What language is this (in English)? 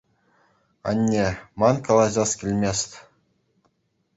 Chuvash